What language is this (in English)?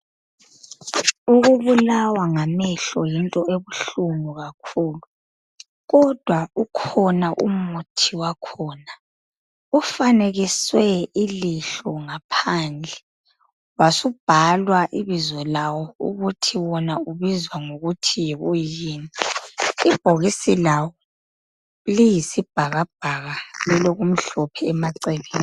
North Ndebele